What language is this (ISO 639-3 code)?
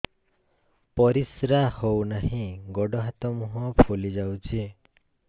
ori